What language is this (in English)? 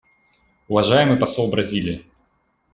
Russian